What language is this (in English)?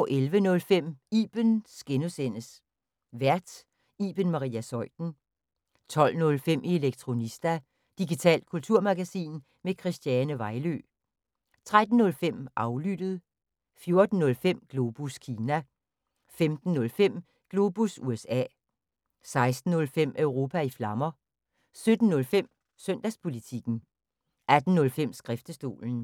Danish